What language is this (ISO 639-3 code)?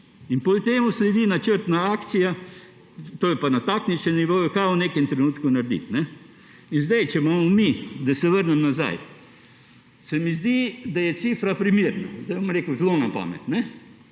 slv